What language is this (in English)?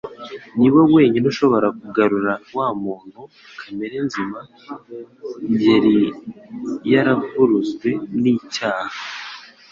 Kinyarwanda